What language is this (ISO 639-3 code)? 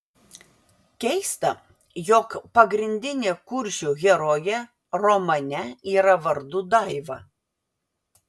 lit